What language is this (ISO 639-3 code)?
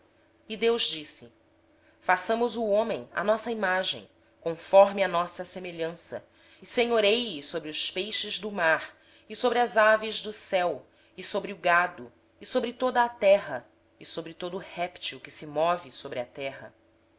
por